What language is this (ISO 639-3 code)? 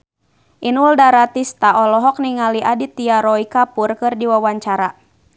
sun